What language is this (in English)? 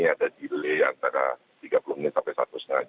Indonesian